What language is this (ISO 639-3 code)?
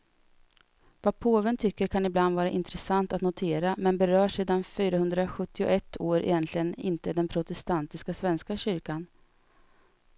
swe